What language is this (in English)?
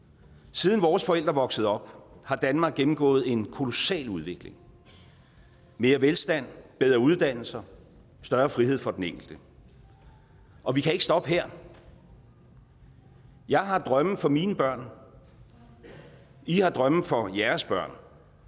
Danish